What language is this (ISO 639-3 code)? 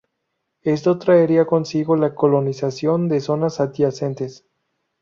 spa